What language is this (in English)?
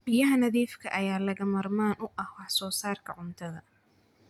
Somali